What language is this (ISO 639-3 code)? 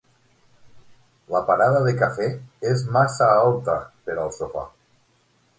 cat